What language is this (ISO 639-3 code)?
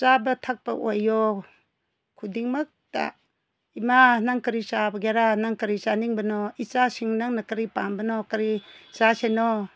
mni